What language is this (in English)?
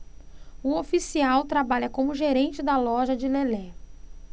Portuguese